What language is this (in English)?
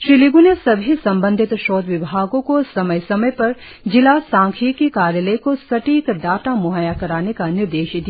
Hindi